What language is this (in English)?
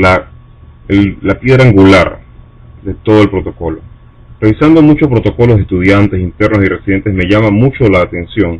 Spanish